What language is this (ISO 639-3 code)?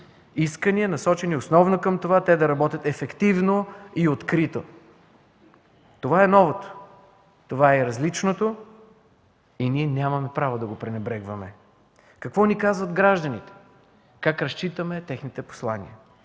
bul